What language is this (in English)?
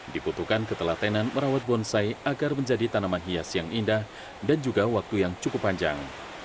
Indonesian